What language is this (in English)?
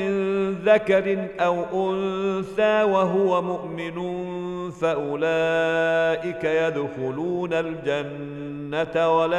Arabic